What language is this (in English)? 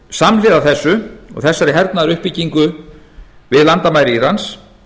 Icelandic